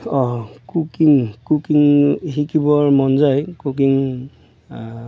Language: Assamese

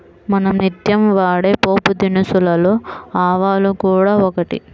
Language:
Telugu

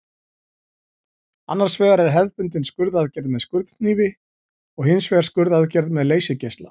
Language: Icelandic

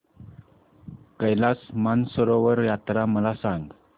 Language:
Marathi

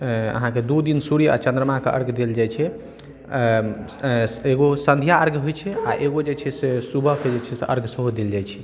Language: Maithili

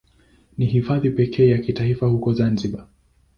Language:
Swahili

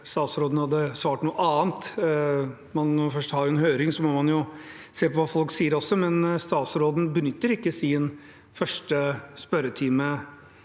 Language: Norwegian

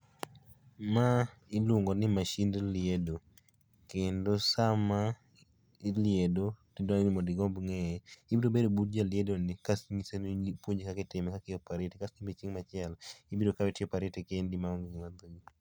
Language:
Luo (Kenya and Tanzania)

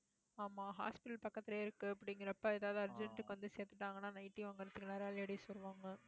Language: Tamil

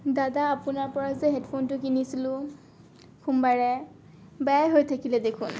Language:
Assamese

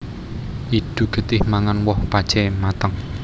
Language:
Javanese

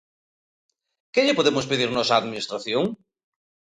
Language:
Galician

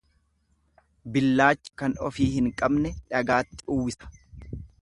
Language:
Oromo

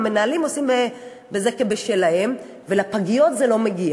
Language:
Hebrew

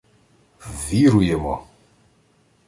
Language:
Ukrainian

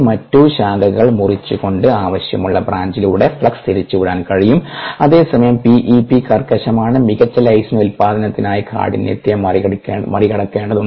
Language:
Malayalam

